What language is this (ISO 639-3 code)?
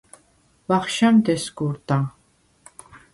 sva